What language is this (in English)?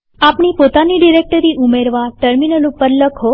Gujarati